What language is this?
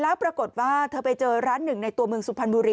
Thai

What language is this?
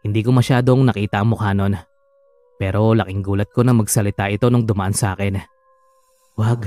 Filipino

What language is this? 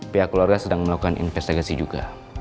Indonesian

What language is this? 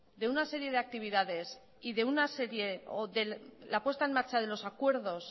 Spanish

